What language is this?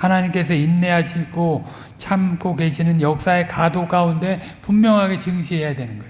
Korean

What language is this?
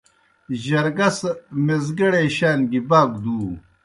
Kohistani Shina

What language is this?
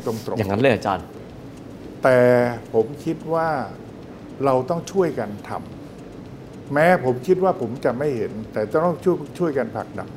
Thai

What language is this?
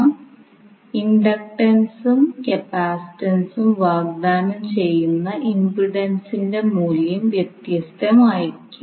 Malayalam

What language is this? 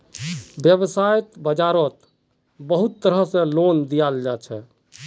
Magahi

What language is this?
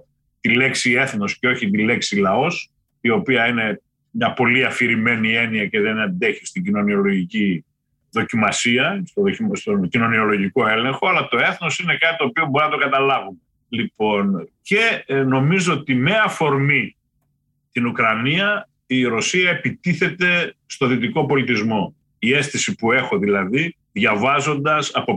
Greek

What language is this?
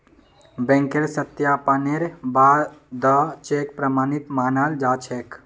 Magahi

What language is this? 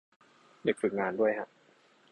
Thai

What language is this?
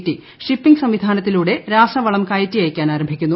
Malayalam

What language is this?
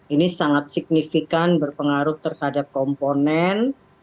Indonesian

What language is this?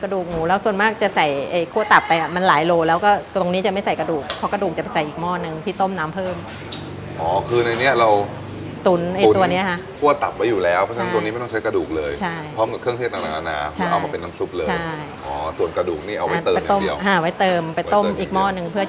Thai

